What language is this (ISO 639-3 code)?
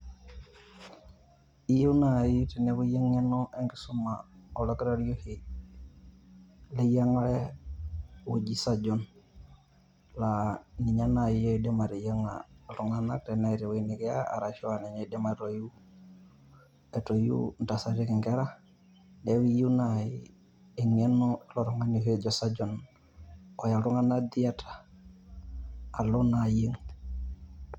mas